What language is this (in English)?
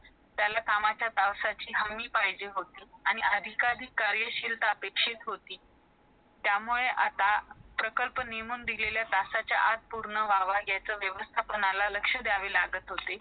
Marathi